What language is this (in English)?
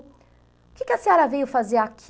Portuguese